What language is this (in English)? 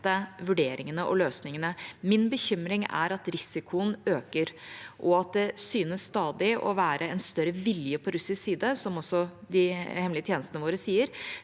Norwegian